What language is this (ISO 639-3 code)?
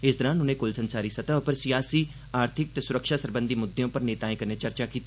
doi